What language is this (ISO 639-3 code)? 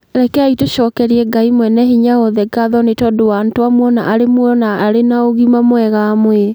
kik